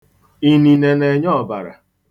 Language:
Igbo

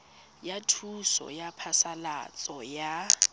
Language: Tswana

